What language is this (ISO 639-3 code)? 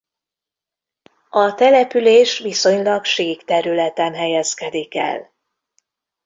hun